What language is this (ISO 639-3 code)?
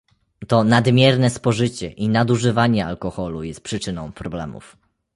pol